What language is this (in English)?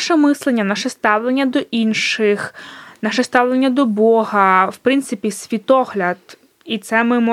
Ukrainian